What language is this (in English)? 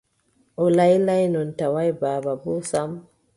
Adamawa Fulfulde